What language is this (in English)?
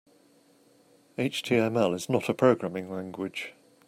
English